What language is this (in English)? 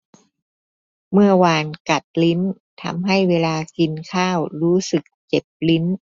Thai